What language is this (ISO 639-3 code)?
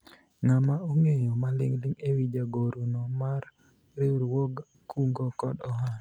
luo